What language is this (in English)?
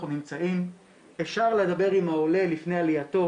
Hebrew